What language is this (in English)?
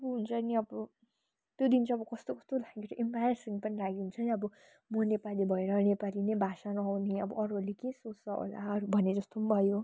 Nepali